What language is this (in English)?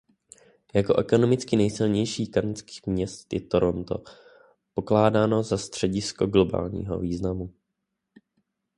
Czech